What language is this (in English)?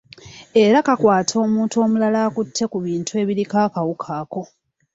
Ganda